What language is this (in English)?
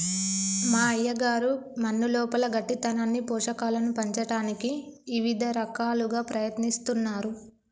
Telugu